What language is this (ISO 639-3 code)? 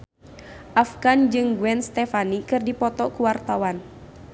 sun